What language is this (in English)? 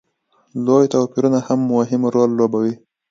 Pashto